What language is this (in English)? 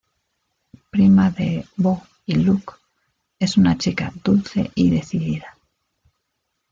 Spanish